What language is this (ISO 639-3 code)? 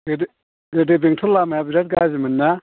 brx